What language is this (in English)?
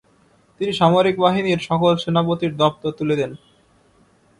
Bangla